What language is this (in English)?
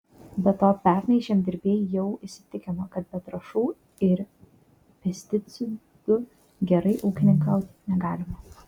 Lithuanian